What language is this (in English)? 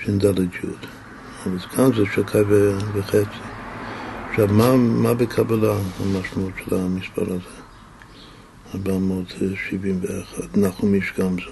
Hebrew